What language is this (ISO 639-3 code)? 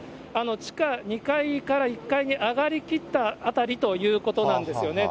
jpn